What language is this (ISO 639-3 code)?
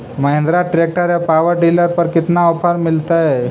mag